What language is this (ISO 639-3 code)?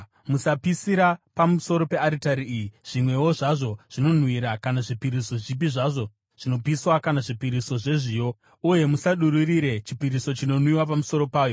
sna